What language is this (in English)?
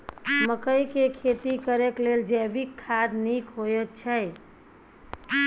Maithili